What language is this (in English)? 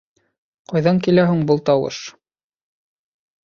Bashkir